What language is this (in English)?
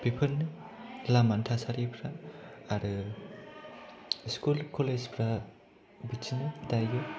Bodo